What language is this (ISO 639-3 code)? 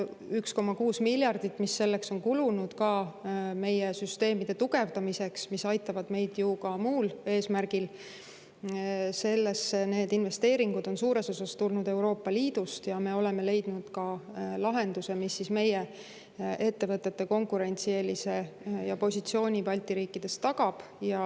est